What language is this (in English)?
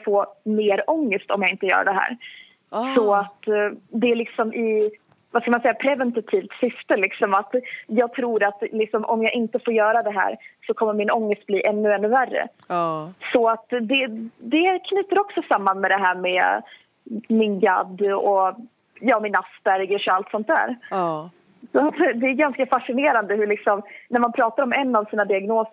Swedish